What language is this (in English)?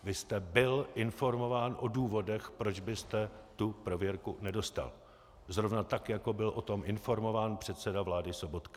Czech